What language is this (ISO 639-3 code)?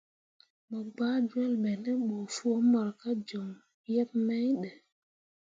mua